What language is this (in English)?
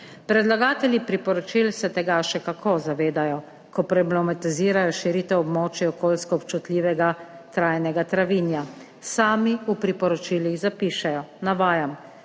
Slovenian